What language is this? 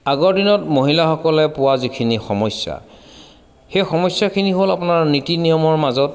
Assamese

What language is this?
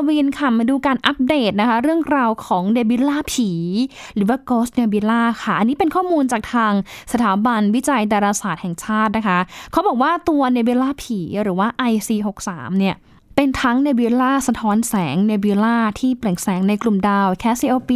Thai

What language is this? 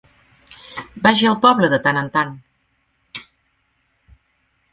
Catalan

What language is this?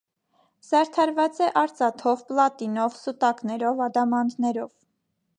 Armenian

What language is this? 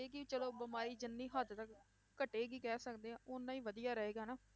Punjabi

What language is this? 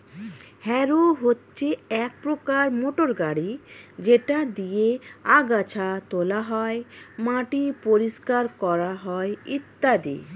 Bangla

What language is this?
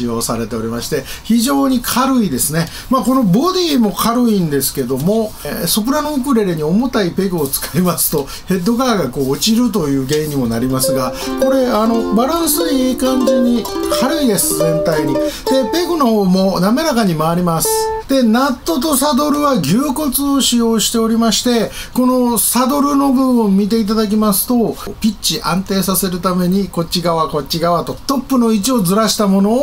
Japanese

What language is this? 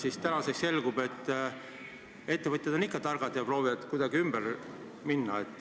Estonian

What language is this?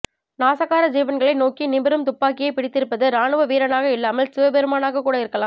Tamil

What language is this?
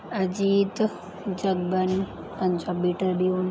Punjabi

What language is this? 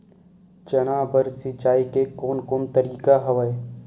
Chhattisgarhi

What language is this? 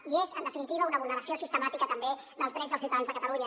Catalan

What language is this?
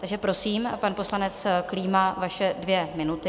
Czech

